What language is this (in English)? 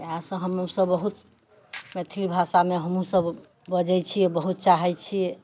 Maithili